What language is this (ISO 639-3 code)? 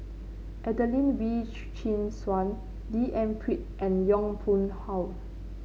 eng